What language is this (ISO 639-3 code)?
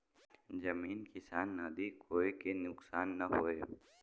bho